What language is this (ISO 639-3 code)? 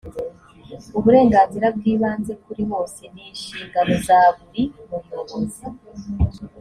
kin